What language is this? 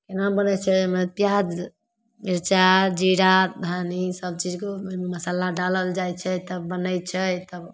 Maithili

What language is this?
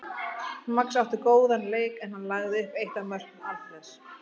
Icelandic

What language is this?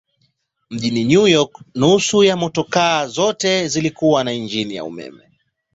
Swahili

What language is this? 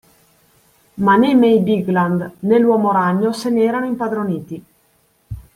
Italian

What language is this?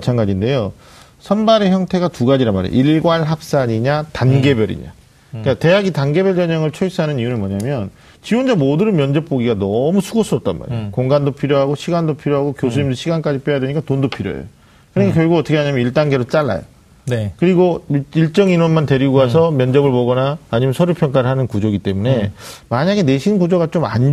Korean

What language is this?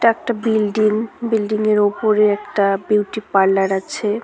Bangla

